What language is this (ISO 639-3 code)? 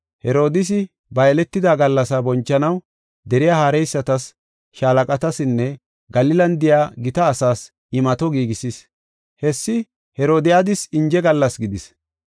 gof